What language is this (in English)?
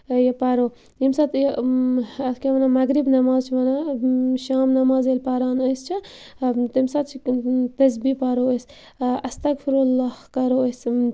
Kashmiri